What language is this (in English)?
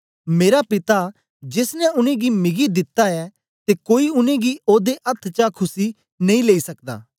Dogri